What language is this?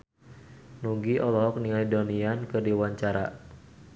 Sundanese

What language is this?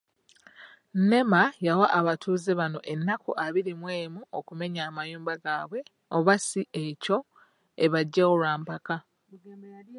Ganda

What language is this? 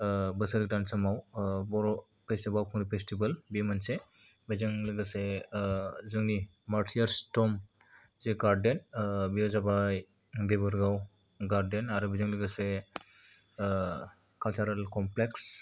Bodo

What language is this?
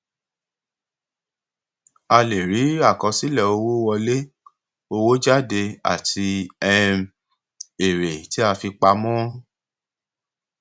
Yoruba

